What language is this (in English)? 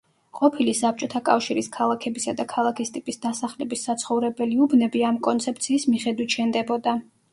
Georgian